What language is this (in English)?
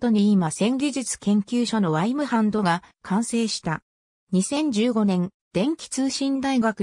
Japanese